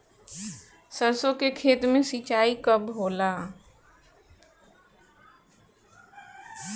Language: Bhojpuri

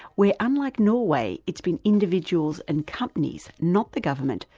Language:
English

